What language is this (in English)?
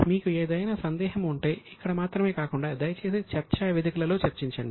Telugu